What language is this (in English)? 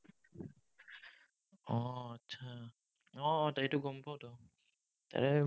Assamese